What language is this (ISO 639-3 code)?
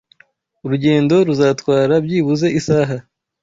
kin